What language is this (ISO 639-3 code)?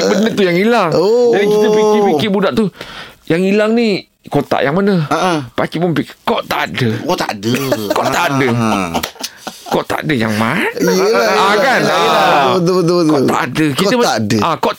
msa